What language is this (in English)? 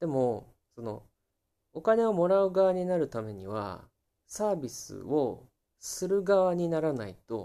Japanese